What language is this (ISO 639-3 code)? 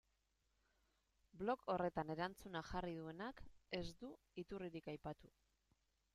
eus